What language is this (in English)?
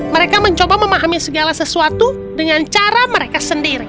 Indonesian